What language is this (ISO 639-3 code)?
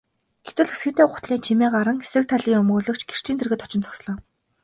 mon